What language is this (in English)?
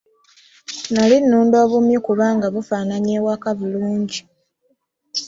Ganda